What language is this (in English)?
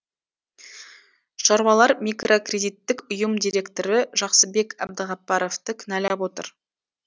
Kazakh